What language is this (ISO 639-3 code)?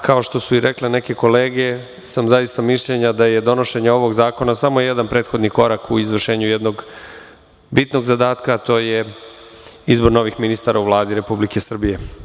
srp